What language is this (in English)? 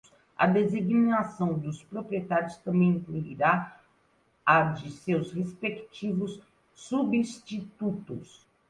Portuguese